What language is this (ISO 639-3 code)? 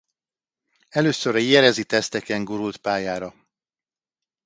hun